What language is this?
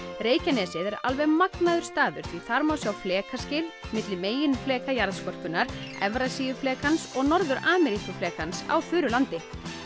Icelandic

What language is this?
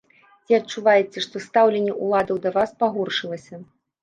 Belarusian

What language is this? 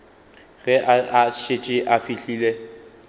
Northern Sotho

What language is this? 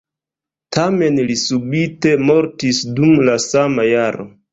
Esperanto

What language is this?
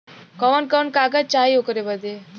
Bhojpuri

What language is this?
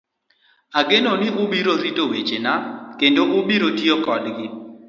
Luo (Kenya and Tanzania)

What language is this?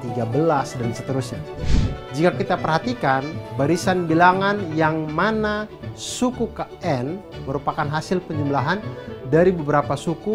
Indonesian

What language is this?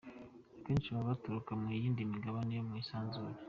Kinyarwanda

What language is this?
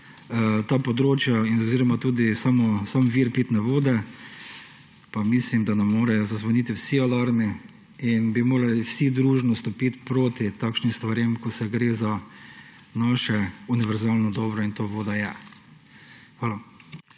Slovenian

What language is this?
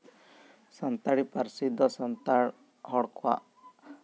Santali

